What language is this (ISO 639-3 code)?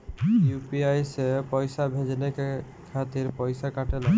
bho